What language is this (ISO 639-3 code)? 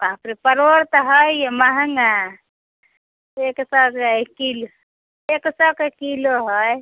mai